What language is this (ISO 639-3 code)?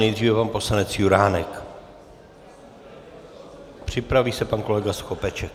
ces